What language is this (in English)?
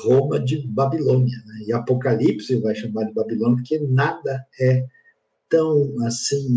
Portuguese